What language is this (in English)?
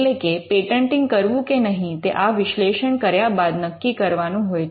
Gujarati